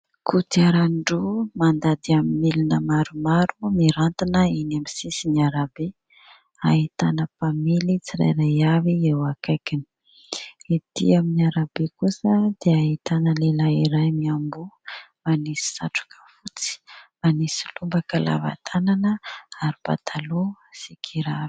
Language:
Malagasy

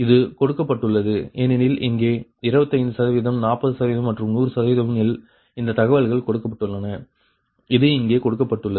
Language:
Tamil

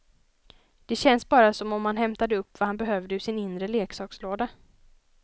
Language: Swedish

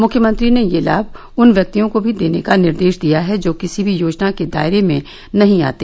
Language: Hindi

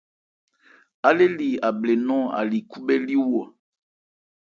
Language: Ebrié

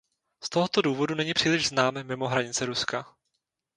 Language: Czech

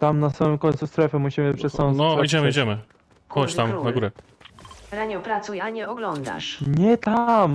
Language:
Polish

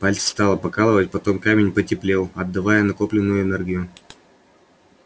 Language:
Russian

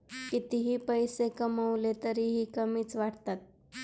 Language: Marathi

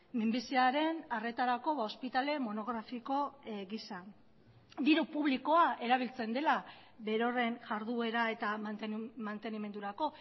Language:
Basque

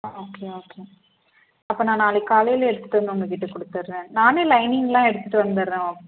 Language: Tamil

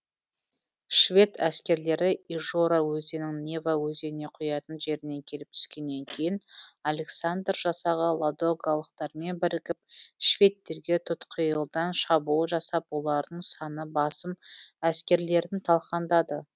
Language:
Kazakh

